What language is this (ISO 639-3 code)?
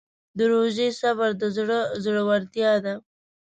pus